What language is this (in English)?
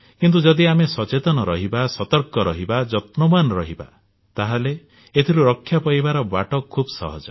Odia